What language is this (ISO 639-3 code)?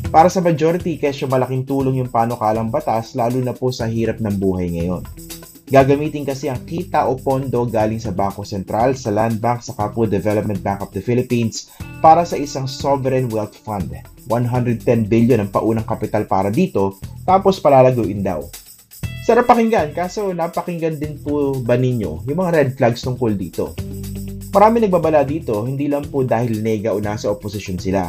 fil